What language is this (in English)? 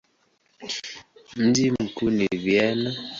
Swahili